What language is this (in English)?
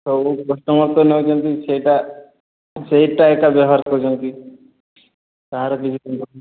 Odia